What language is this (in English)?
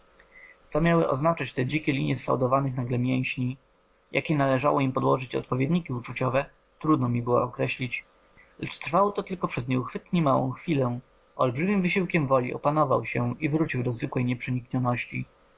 Polish